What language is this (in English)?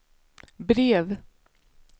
Swedish